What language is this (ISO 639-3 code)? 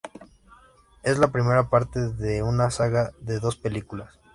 spa